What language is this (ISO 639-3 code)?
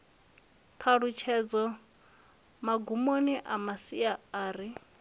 ven